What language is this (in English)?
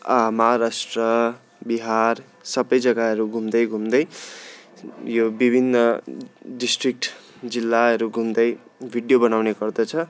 Nepali